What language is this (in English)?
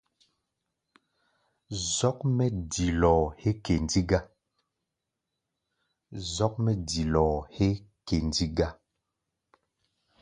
Gbaya